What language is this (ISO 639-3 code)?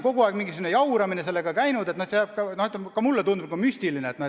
est